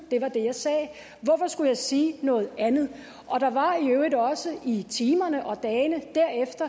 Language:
Danish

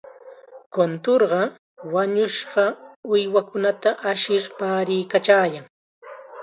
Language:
Chiquián Ancash Quechua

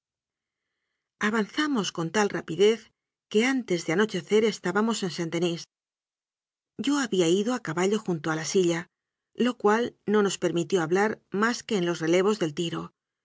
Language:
Spanish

